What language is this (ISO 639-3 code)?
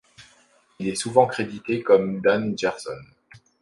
fra